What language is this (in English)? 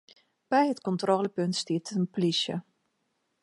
Western Frisian